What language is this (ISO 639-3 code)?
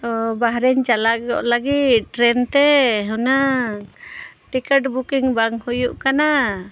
sat